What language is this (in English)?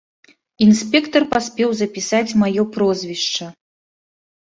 Belarusian